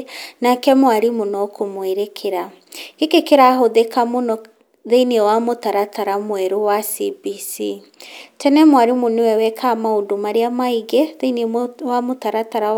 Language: Kikuyu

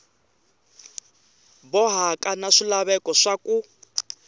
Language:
Tsonga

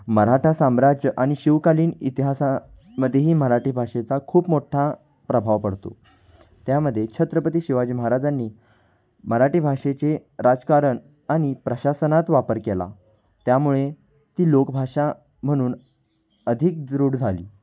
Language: Marathi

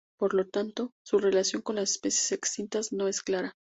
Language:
Spanish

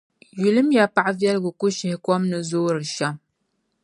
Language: Dagbani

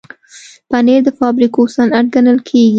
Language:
Pashto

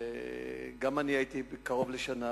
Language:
Hebrew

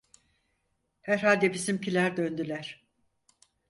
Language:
Turkish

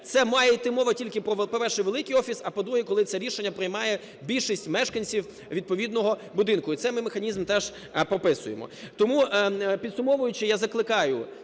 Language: Ukrainian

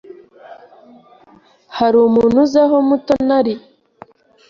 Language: Kinyarwanda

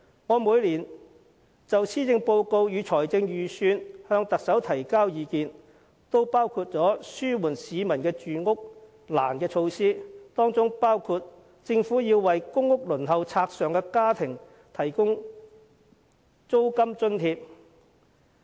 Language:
Cantonese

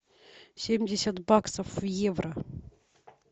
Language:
Russian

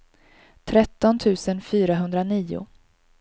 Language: Swedish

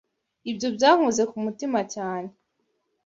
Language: Kinyarwanda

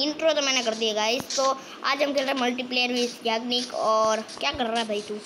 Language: Hindi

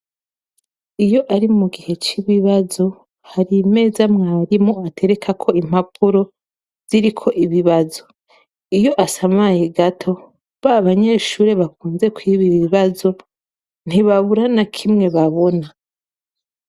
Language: Rundi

